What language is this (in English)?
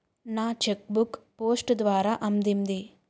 Telugu